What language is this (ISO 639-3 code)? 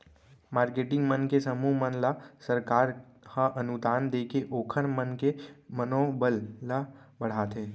hne